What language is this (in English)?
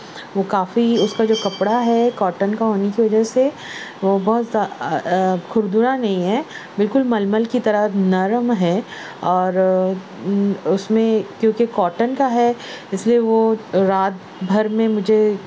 Urdu